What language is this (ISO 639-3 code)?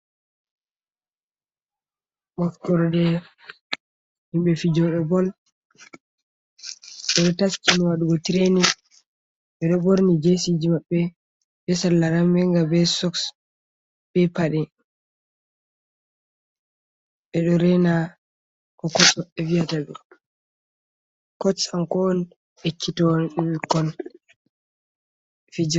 ful